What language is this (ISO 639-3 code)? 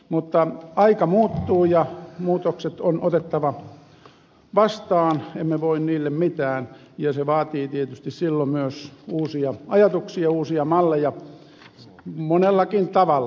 fin